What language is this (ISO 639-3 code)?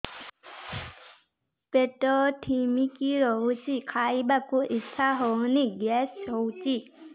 ori